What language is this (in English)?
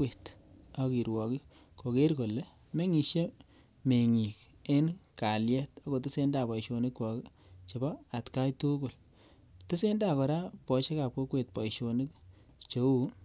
Kalenjin